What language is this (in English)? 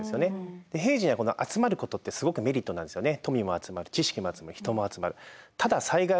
Japanese